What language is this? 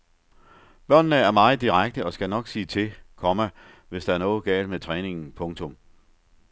Danish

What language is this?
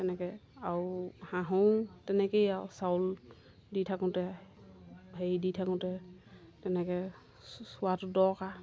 Assamese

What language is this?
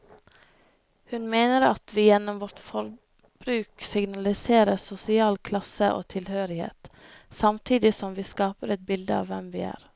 Norwegian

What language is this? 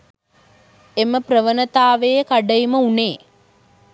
Sinhala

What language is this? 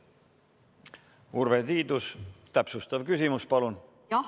Estonian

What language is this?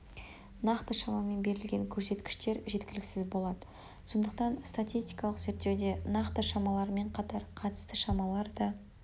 Kazakh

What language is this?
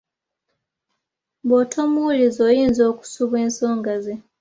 Ganda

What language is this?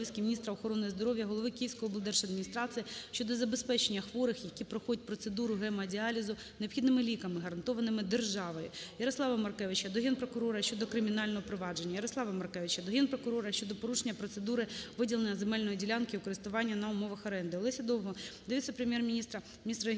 Ukrainian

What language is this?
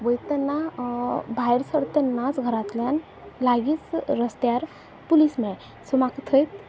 Konkani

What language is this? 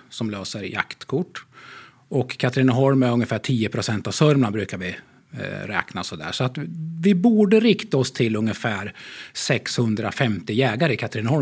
Swedish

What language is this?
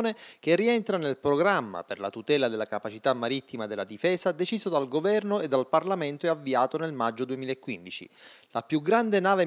Italian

